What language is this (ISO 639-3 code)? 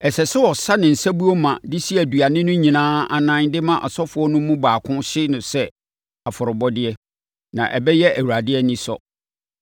aka